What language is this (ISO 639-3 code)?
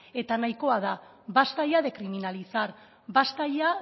eus